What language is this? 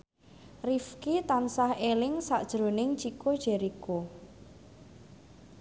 Javanese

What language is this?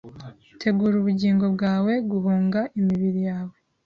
Kinyarwanda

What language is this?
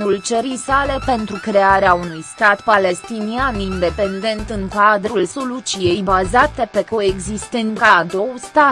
Romanian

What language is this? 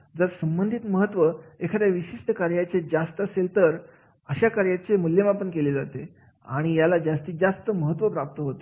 Marathi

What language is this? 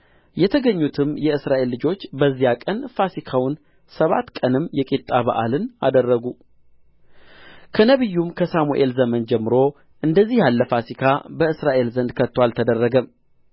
Amharic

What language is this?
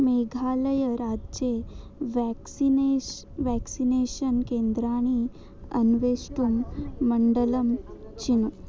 Sanskrit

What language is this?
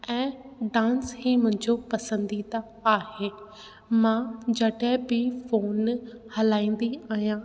Sindhi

